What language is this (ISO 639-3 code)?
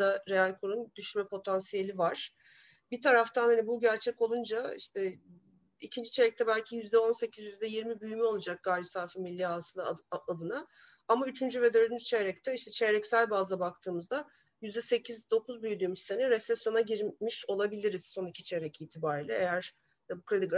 tur